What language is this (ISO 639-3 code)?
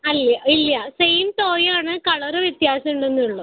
mal